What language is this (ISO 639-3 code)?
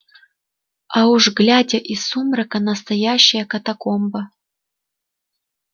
rus